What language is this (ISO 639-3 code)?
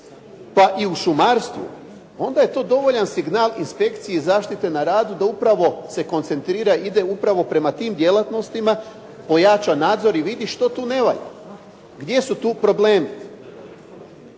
hrv